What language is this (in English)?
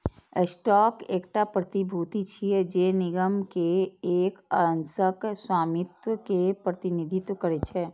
Maithili